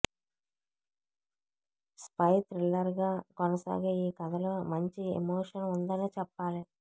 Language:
Telugu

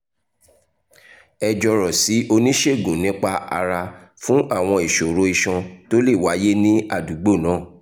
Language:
Yoruba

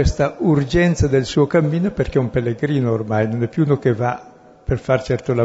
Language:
Italian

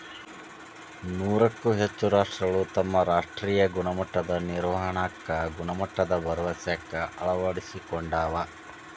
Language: Kannada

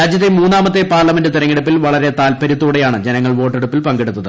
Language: Malayalam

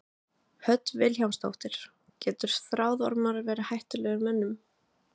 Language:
Icelandic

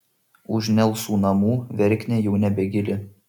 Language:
Lithuanian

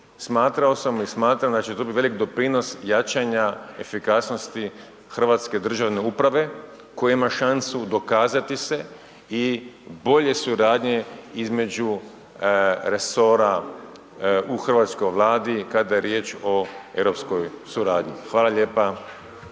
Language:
Croatian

